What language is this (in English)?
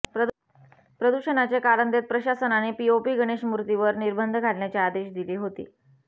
Marathi